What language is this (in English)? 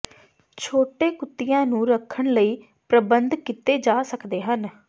Punjabi